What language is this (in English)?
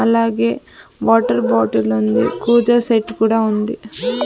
Telugu